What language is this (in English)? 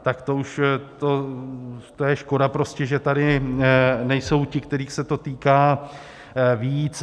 Czech